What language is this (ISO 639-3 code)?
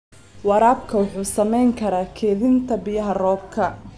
som